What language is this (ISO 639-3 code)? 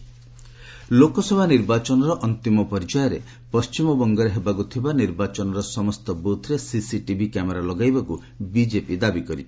ori